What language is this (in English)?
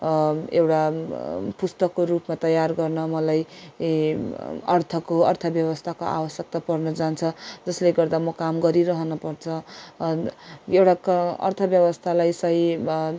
Nepali